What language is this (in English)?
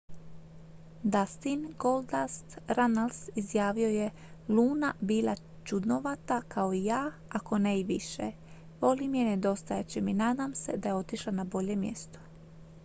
Croatian